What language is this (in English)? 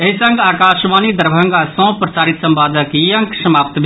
Maithili